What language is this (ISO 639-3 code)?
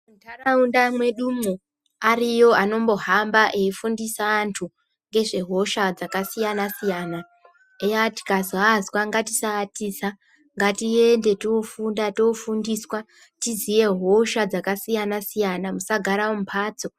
ndc